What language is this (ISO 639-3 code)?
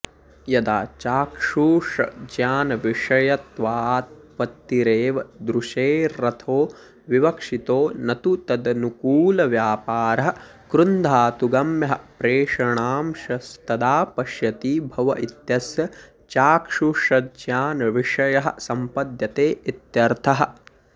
san